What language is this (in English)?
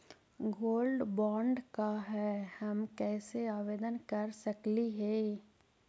Magahi